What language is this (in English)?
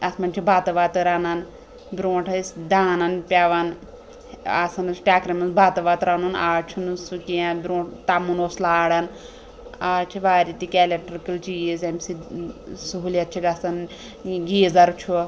Kashmiri